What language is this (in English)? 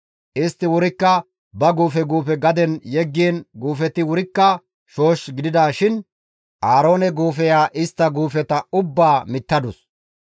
Gamo